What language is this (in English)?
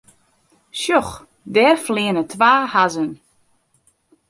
Western Frisian